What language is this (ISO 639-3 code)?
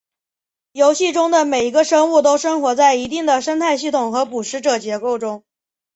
zho